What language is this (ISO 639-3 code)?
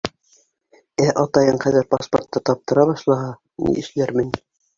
bak